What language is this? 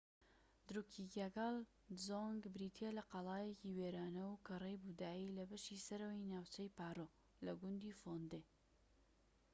Central Kurdish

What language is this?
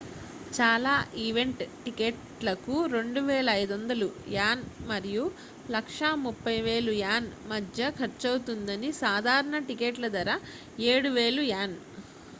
Telugu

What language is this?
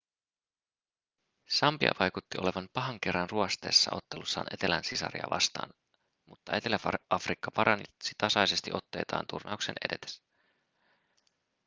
Finnish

